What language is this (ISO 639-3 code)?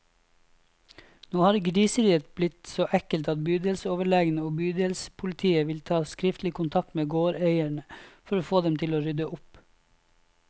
nor